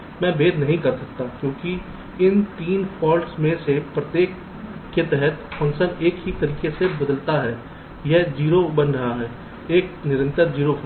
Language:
Hindi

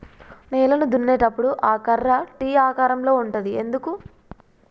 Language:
Telugu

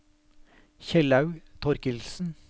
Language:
Norwegian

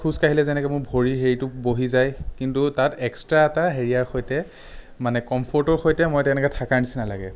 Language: Assamese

